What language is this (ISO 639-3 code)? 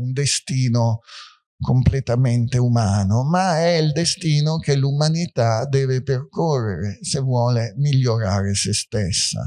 ita